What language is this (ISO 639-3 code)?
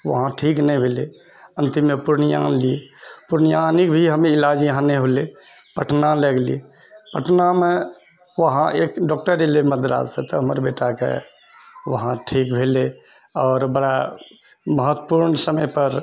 mai